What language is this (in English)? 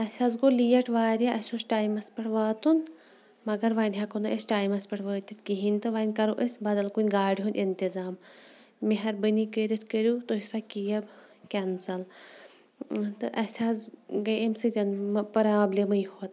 Kashmiri